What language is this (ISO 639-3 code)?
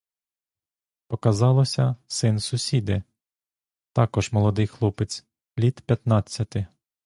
ukr